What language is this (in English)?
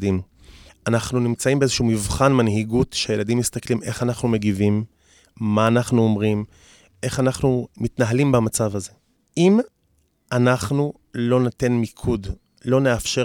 Hebrew